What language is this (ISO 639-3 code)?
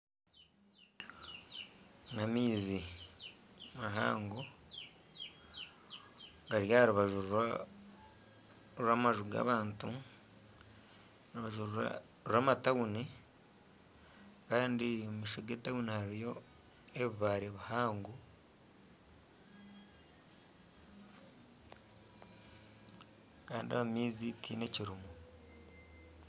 nyn